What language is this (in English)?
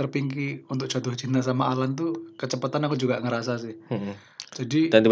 Indonesian